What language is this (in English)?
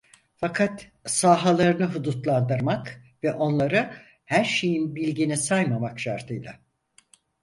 Turkish